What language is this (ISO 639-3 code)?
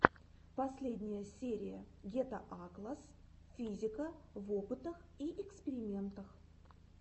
rus